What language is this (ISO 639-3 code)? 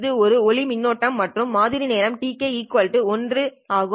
tam